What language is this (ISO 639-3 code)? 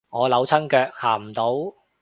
yue